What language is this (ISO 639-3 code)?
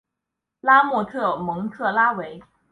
zho